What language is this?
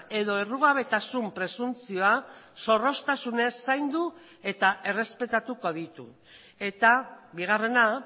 Basque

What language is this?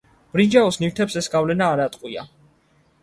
Georgian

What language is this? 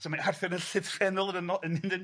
Welsh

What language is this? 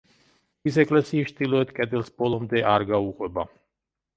Georgian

